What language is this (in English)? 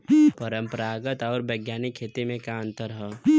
Bhojpuri